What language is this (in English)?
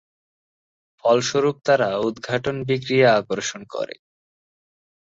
Bangla